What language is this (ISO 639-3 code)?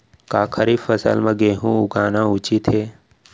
hne